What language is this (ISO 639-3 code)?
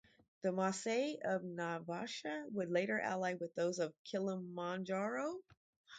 eng